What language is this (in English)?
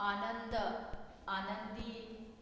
Konkani